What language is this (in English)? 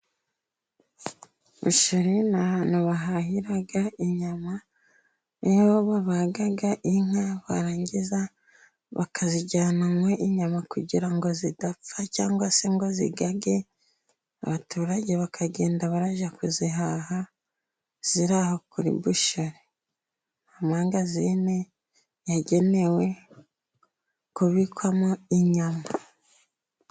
Kinyarwanda